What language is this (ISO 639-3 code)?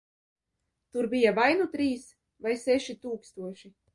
lav